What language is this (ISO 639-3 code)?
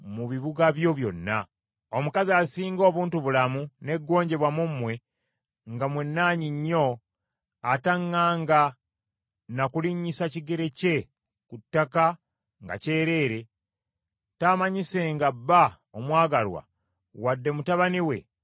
lug